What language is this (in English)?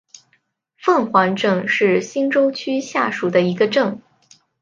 Chinese